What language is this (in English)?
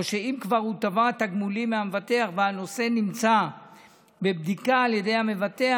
Hebrew